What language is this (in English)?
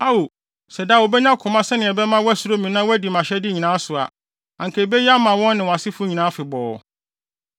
Akan